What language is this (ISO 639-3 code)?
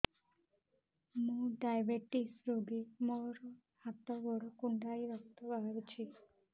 ori